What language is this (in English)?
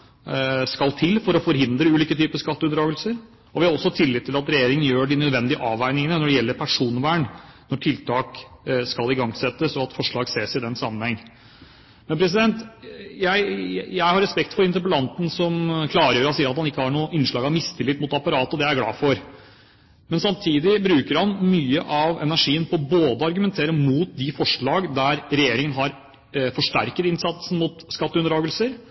Norwegian Bokmål